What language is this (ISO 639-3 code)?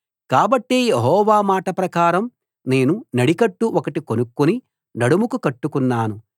tel